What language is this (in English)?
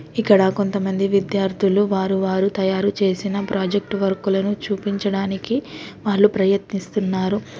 Telugu